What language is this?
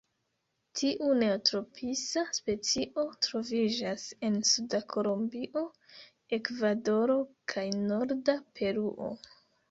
Esperanto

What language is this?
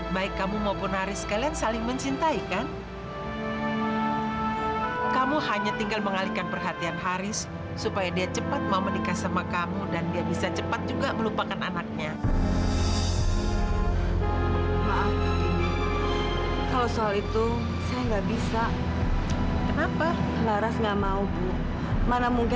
Indonesian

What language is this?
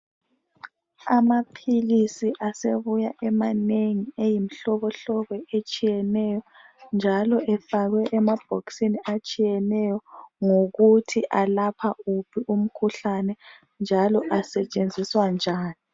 North Ndebele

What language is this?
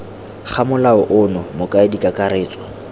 Tswana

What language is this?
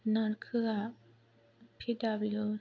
Bodo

